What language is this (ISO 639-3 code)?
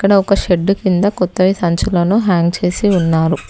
tel